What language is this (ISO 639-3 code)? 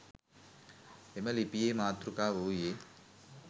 sin